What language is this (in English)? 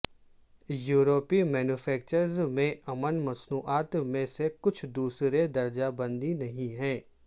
Urdu